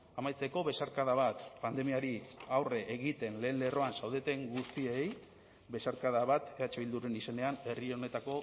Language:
Basque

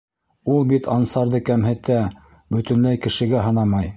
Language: Bashkir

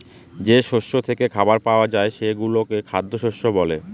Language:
Bangla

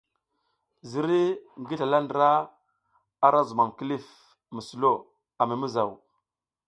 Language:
South Giziga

